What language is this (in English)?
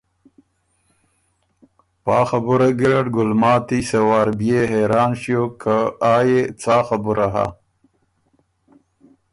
Ormuri